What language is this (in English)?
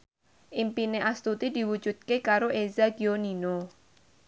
Javanese